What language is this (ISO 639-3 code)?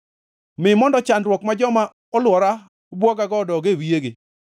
luo